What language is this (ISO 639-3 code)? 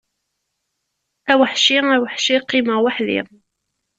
kab